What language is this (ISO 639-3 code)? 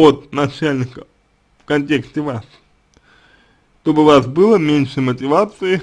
rus